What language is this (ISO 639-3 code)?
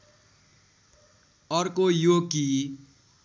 nep